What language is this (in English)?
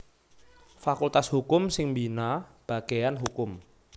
Javanese